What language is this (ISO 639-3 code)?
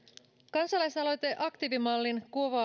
fin